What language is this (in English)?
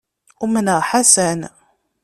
Kabyle